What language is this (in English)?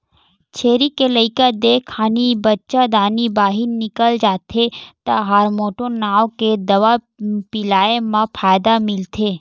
Chhattisgarhi